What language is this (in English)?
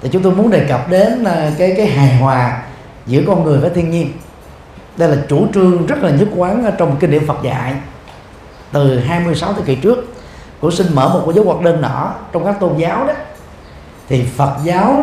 Vietnamese